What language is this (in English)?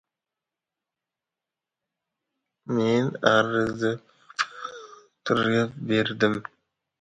Uzbek